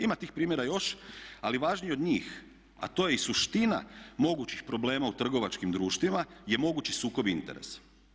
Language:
Croatian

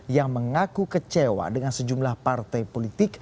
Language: Indonesian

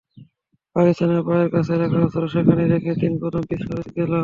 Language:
Bangla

